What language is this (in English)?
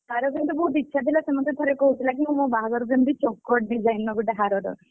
Odia